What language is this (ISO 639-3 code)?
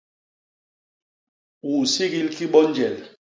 bas